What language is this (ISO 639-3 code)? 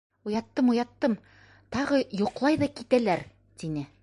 bak